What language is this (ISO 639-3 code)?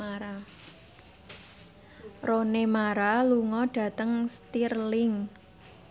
jav